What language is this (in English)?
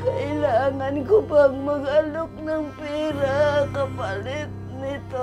Filipino